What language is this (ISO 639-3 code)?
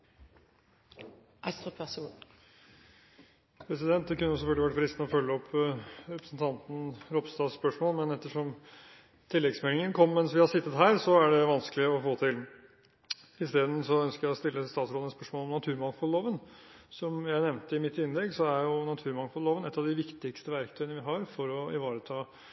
nor